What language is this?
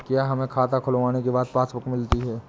Hindi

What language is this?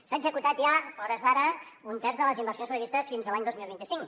Catalan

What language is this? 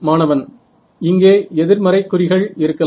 Tamil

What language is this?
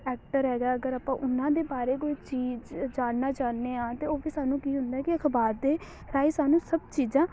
Punjabi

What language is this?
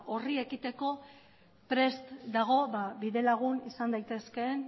Basque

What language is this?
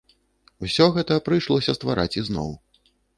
Belarusian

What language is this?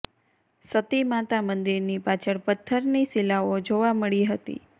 Gujarati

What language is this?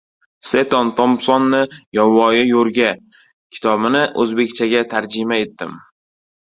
Uzbek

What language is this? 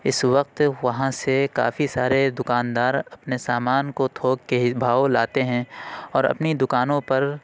Urdu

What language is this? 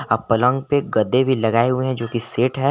Hindi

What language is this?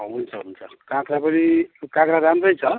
Nepali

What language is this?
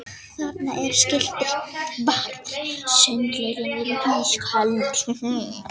Icelandic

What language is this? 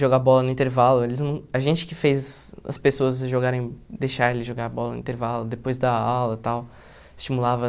Portuguese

